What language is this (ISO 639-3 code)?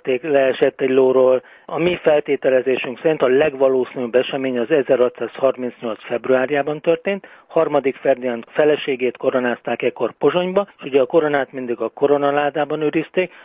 hun